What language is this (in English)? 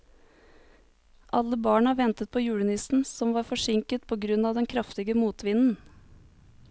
Norwegian